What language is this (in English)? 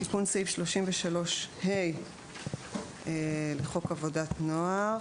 Hebrew